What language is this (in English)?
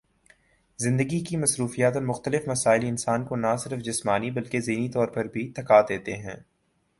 Urdu